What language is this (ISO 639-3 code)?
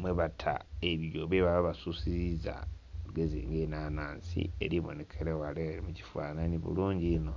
xog